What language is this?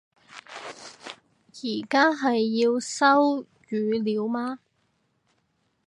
Cantonese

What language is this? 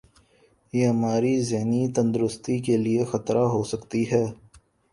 Urdu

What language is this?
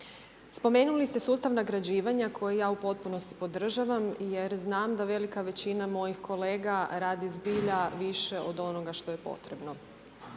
Croatian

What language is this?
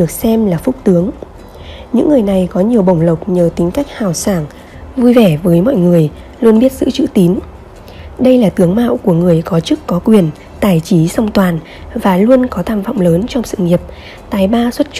Vietnamese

